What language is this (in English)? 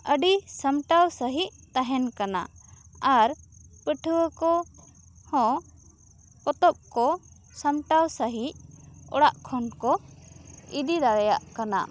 Santali